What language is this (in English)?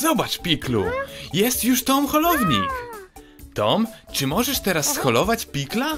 Polish